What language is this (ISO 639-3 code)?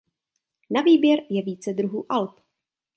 ces